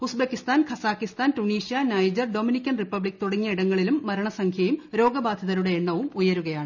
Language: Malayalam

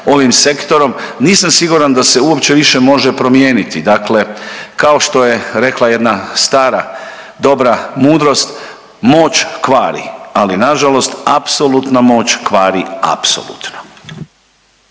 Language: Croatian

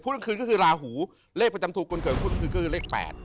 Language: Thai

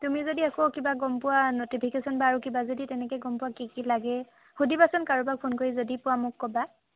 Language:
Assamese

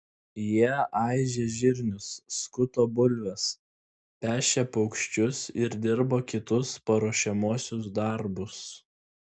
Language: Lithuanian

